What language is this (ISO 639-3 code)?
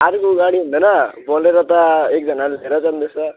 nep